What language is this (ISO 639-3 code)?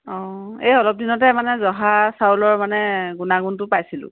asm